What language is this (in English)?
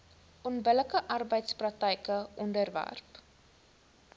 Afrikaans